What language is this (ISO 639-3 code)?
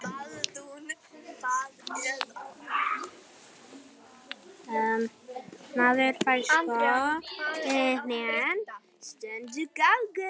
isl